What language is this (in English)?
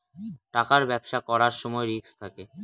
Bangla